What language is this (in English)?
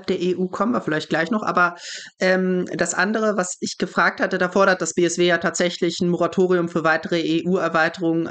German